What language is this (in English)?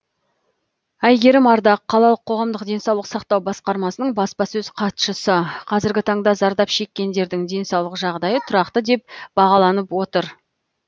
Kazakh